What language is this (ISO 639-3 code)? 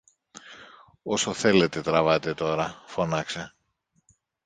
ell